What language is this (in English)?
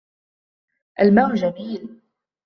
Arabic